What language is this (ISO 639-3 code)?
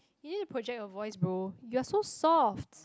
eng